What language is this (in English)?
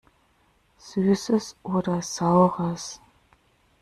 German